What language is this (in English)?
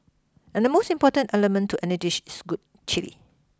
English